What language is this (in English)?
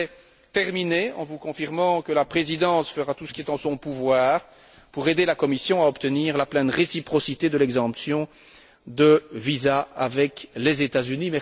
French